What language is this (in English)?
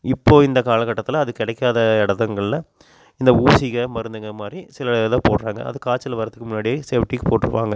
Tamil